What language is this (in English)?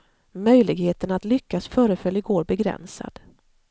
Swedish